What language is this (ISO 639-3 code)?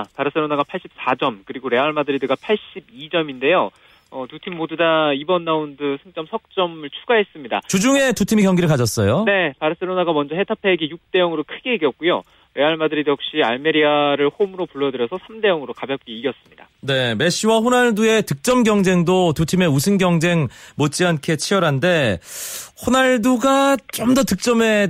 kor